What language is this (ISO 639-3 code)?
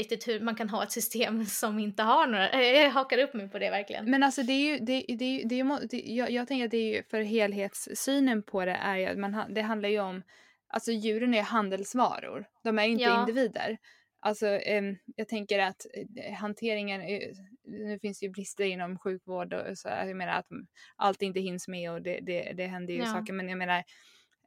swe